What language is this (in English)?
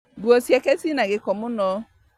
Kikuyu